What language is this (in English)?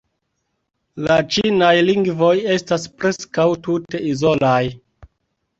Esperanto